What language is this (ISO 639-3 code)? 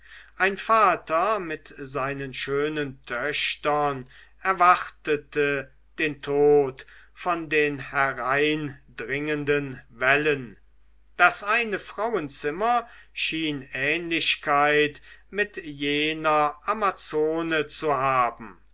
deu